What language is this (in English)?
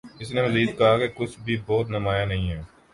Urdu